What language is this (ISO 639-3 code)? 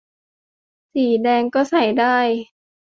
tha